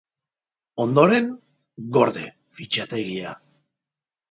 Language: Basque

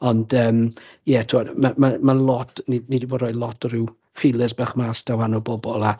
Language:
Welsh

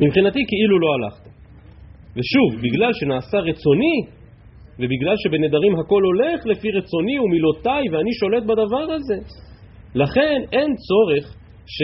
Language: Hebrew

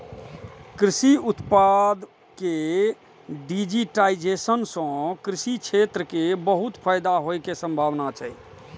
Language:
Maithili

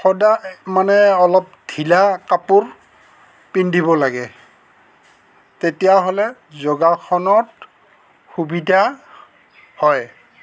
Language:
Assamese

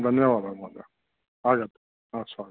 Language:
Sanskrit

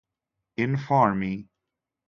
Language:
Italian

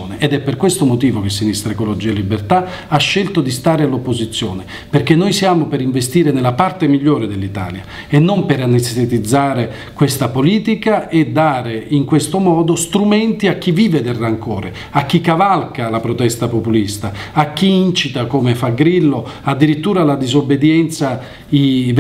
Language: Italian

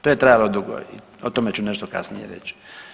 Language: Croatian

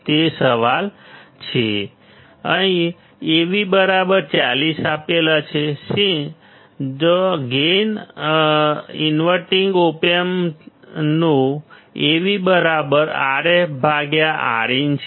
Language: Gujarati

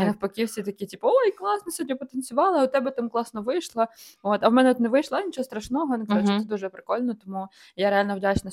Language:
Ukrainian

